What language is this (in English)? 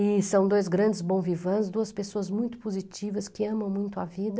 Portuguese